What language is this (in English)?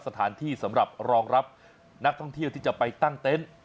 Thai